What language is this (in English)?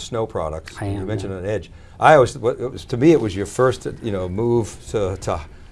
English